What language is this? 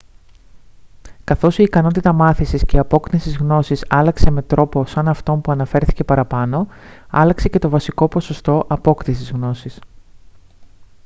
Greek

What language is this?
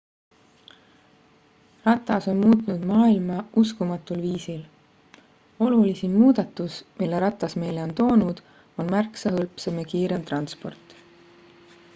Estonian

